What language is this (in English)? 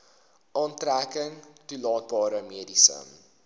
Afrikaans